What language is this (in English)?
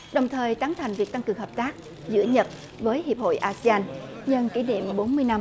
Vietnamese